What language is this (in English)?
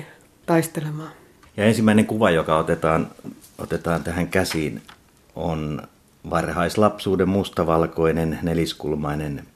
Finnish